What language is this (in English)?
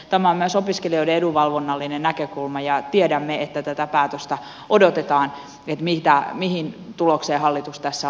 Finnish